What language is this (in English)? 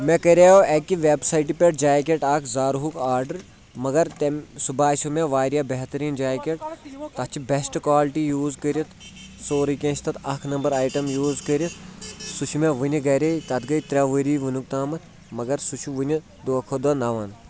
Kashmiri